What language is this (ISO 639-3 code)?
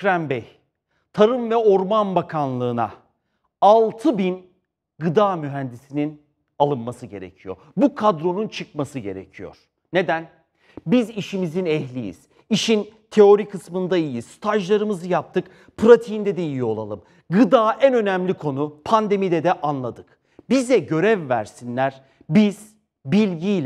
tur